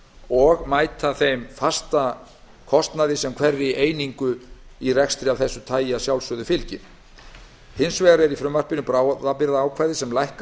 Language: Icelandic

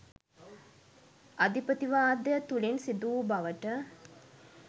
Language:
Sinhala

